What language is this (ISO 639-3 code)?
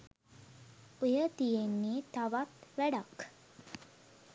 sin